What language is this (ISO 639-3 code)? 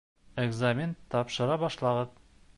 bak